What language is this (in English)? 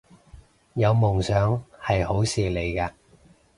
Cantonese